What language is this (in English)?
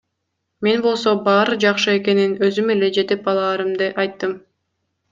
Kyrgyz